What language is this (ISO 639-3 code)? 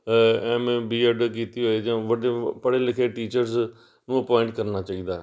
pan